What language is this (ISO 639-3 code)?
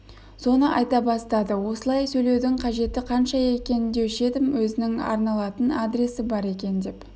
kaz